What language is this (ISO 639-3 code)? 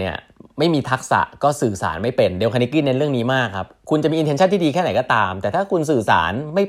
tha